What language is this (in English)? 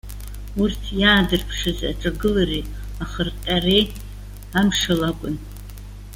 Abkhazian